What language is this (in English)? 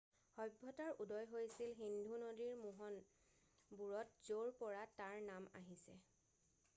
Assamese